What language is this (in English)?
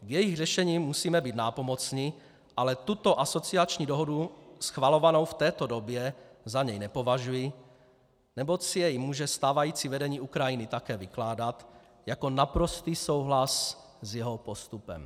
Czech